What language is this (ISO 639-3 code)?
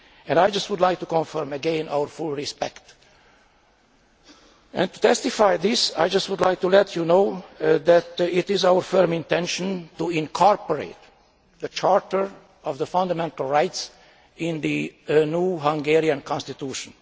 eng